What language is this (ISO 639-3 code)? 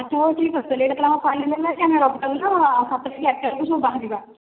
ori